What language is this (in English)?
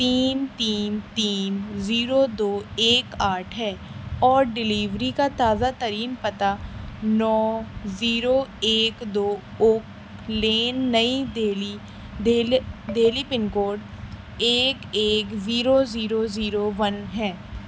Urdu